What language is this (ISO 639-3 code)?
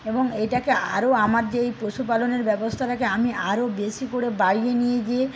ben